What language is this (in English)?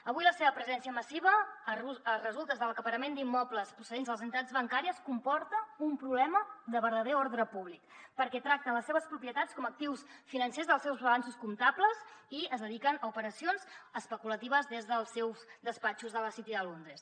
Catalan